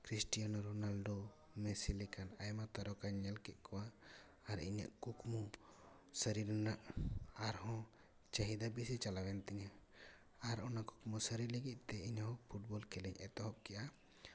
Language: Santali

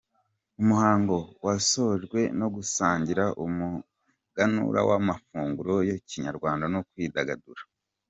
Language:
Kinyarwanda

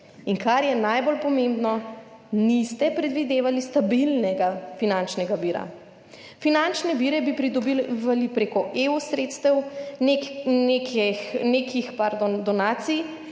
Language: Slovenian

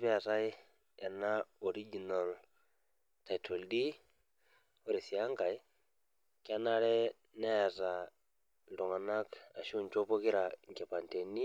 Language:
Masai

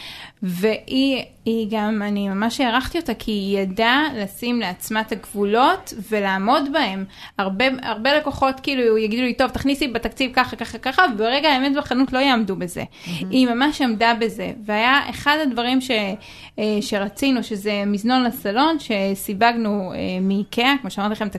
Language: Hebrew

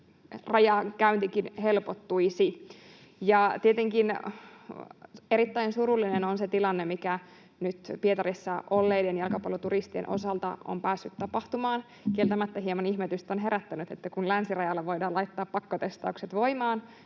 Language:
Finnish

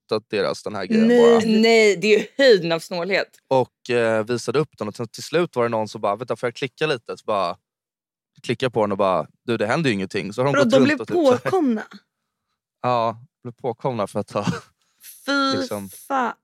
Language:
Swedish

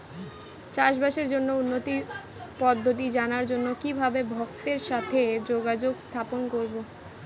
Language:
Bangla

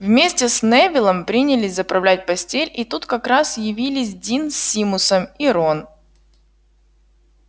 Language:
Russian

